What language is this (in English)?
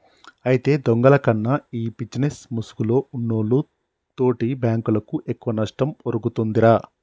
Telugu